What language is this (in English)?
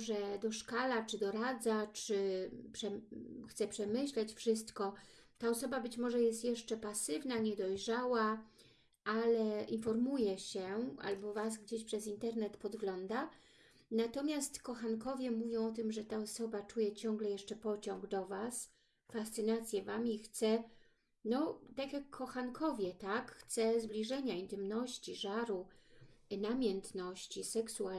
Polish